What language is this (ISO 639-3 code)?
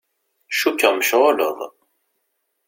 kab